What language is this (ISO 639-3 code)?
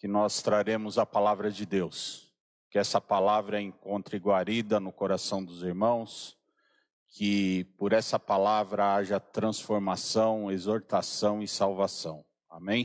por